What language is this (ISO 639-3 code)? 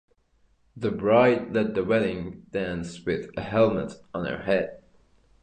eng